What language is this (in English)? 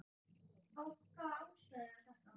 Icelandic